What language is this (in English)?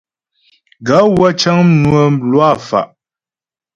Ghomala